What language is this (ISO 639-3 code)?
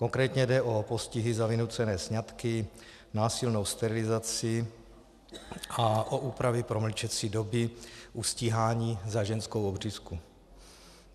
ces